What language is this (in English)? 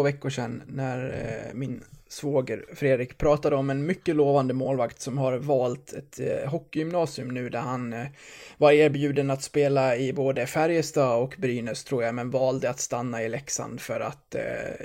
Swedish